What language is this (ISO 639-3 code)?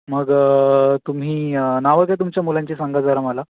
mar